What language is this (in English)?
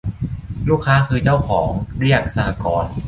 Thai